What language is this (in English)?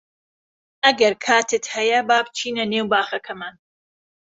Central Kurdish